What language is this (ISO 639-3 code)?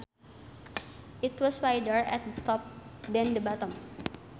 sun